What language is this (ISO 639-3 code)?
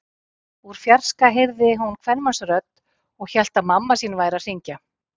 isl